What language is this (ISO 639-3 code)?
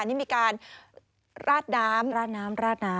tha